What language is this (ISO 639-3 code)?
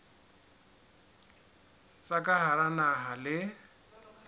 sot